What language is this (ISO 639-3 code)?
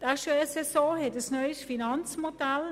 gsw